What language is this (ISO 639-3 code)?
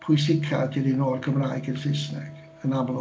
cym